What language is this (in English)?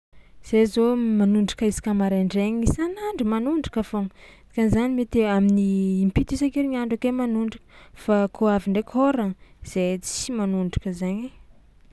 Tsimihety Malagasy